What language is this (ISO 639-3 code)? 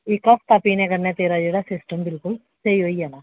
doi